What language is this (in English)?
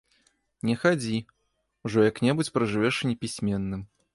Belarusian